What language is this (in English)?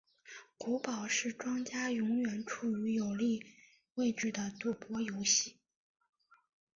Chinese